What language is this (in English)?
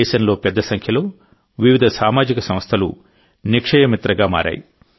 Telugu